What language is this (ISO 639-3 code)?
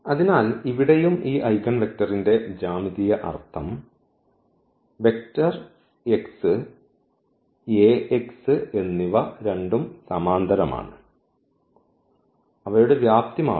mal